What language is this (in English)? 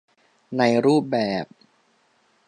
Thai